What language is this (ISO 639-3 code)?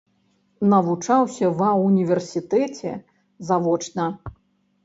bel